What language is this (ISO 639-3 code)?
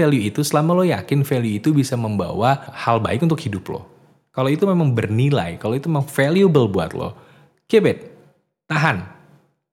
ind